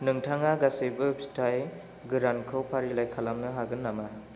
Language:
Bodo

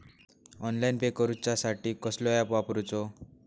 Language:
Marathi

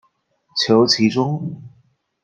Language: Chinese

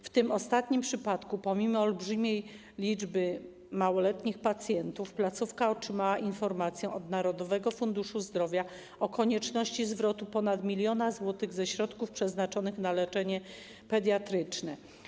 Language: Polish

